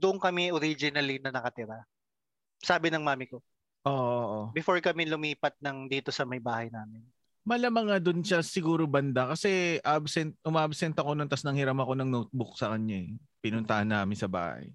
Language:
Filipino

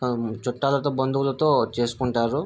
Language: Telugu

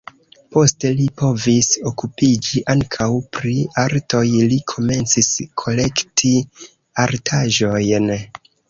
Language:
Esperanto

